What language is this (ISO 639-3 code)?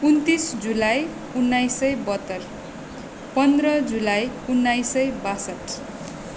nep